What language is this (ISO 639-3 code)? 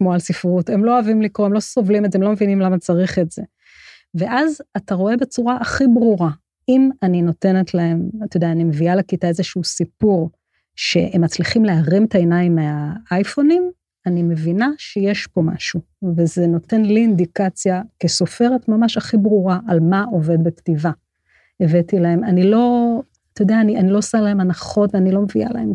heb